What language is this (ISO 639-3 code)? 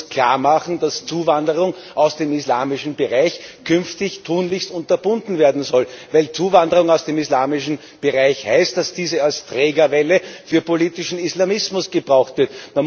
deu